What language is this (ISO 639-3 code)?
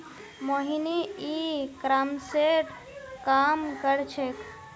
mag